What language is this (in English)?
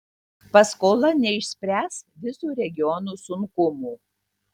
Lithuanian